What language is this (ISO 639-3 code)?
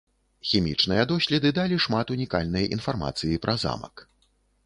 bel